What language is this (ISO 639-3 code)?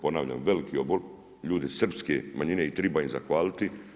hrv